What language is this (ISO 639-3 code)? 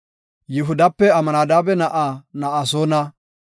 gof